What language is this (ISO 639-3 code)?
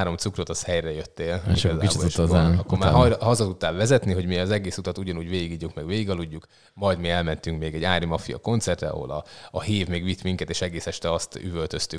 hun